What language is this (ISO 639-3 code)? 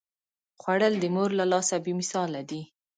pus